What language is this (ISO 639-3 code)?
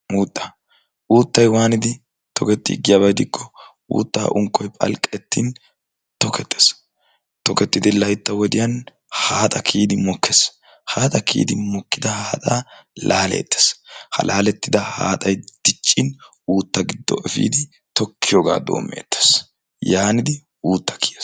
wal